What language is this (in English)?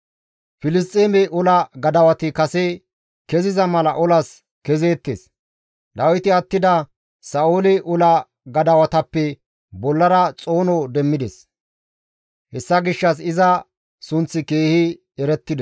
Gamo